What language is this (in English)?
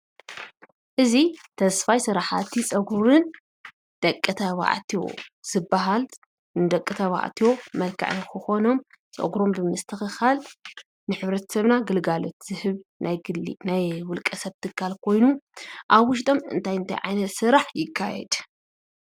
Tigrinya